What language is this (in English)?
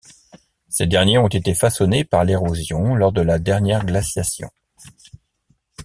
French